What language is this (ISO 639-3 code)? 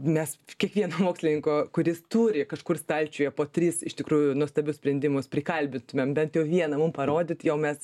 lit